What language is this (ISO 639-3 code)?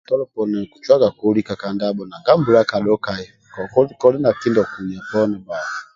rwm